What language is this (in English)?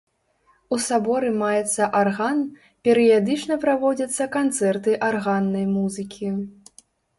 Belarusian